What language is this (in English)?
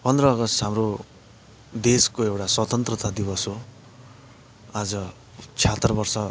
Nepali